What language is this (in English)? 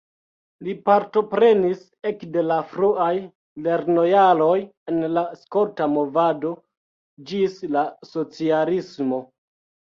Esperanto